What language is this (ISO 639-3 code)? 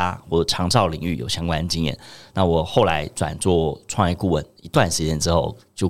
zho